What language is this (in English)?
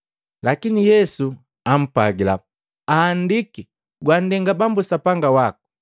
Matengo